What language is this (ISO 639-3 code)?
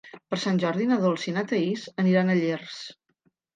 cat